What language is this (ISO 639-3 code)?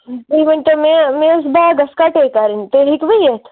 kas